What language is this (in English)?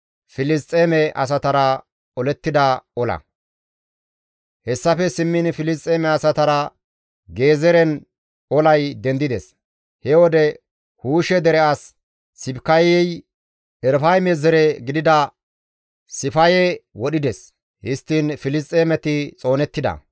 Gamo